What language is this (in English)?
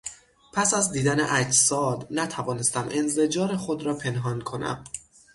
Persian